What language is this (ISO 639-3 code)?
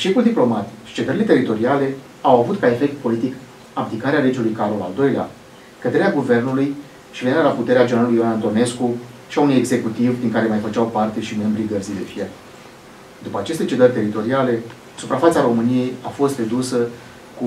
ron